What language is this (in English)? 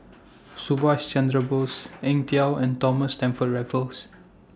English